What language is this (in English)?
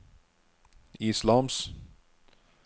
Norwegian